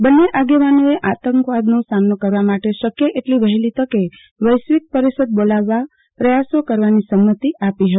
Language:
Gujarati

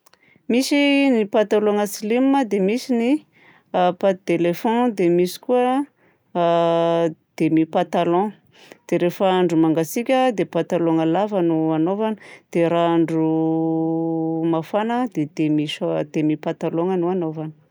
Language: Southern Betsimisaraka Malagasy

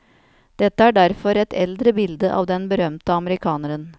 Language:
Norwegian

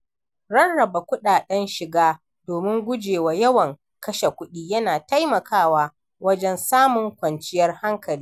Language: Hausa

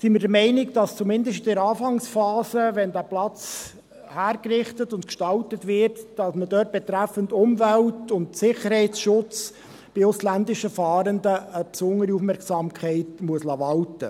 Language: Swiss German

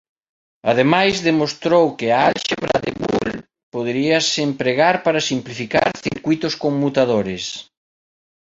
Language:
Galician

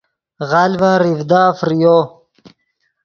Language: Yidgha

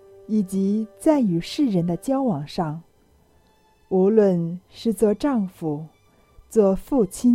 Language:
Chinese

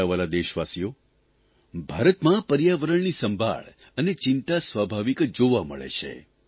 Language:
Gujarati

